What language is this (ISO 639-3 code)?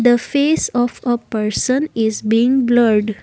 eng